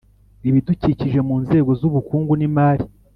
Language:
Kinyarwanda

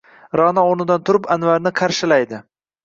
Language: Uzbek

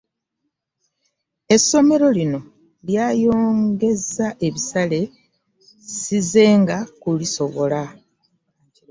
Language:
Ganda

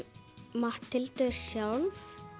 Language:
Icelandic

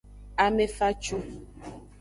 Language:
Aja (Benin)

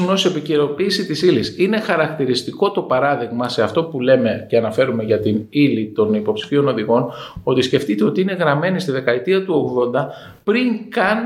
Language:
Greek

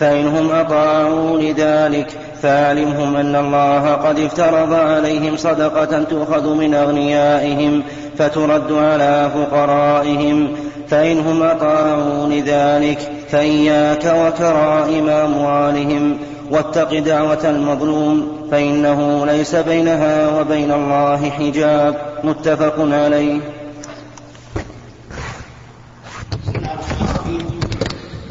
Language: Arabic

